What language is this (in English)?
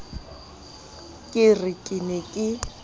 Southern Sotho